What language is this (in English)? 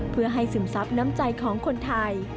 Thai